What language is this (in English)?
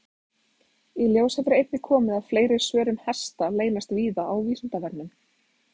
Icelandic